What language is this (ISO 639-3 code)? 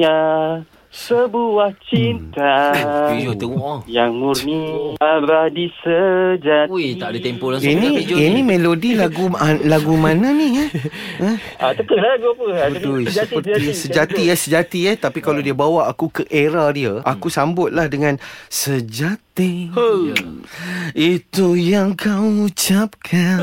msa